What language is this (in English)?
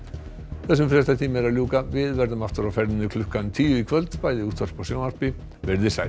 Icelandic